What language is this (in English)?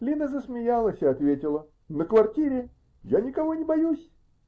Russian